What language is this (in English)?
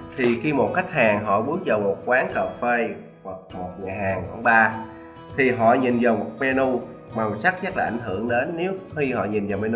Vietnamese